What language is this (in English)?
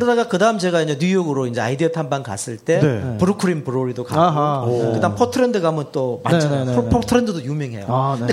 Korean